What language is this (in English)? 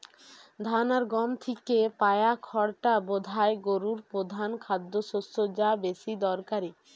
Bangla